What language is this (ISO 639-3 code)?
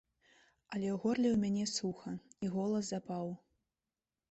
bel